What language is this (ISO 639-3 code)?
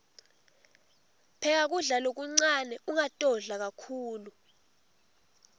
ssw